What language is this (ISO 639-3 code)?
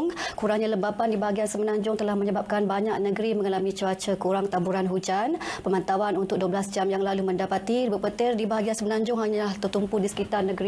msa